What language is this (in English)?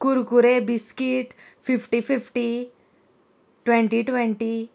Konkani